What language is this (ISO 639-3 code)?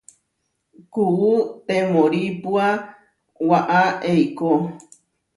var